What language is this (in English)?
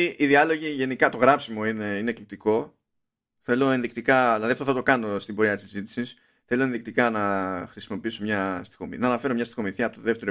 Greek